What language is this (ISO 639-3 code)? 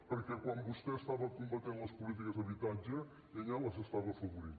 cat